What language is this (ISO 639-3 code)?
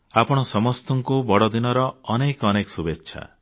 ori